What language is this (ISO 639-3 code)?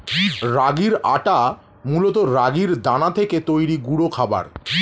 ben